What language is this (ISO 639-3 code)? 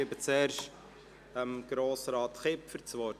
gsw